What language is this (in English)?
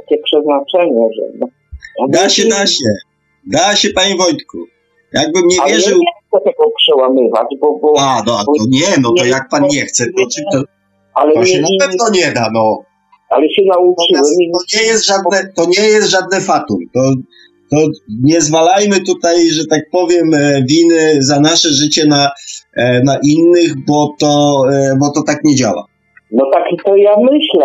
Polish